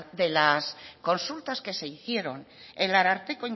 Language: Spanish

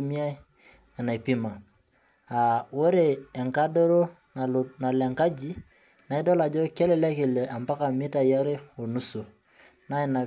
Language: Masai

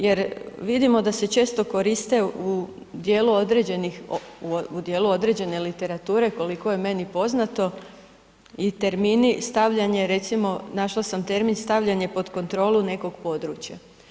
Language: Croatian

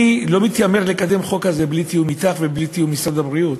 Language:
Hebrew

